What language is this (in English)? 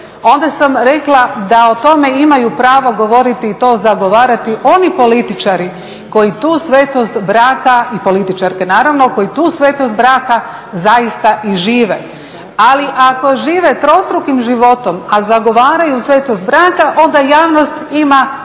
Croatian